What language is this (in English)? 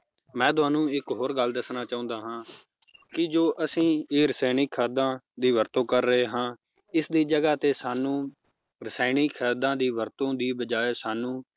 Punjabi